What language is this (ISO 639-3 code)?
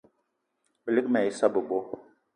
eto